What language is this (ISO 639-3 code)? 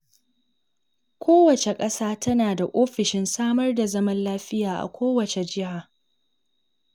hau